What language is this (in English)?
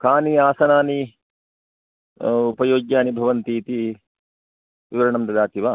Sanskrit